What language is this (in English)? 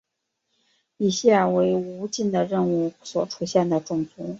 Chinese